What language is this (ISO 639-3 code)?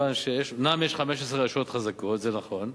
heb